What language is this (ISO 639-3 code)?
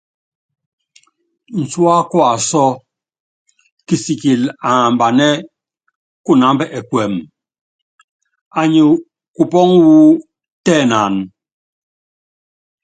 yav